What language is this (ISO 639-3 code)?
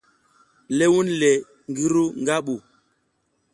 giz